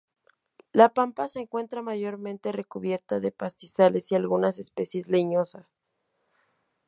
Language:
Spanish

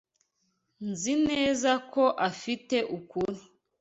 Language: Kinyarwanda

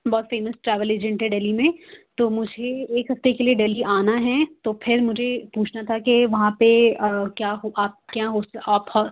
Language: Urdu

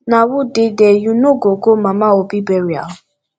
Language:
Nigerian Pidgin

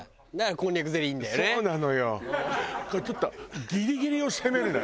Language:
Japanese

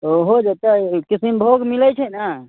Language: Maithili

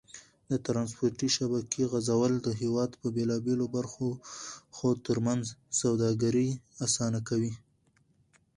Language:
Pashto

